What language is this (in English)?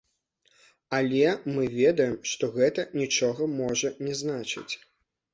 Belarusian